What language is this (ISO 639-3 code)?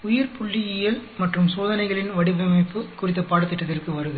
tam